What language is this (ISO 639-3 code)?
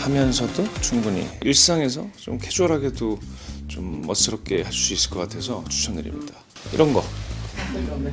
kor